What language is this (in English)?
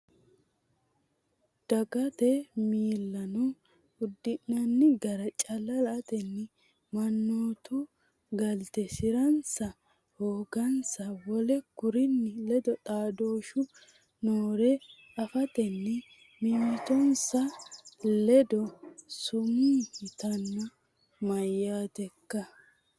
Sidamo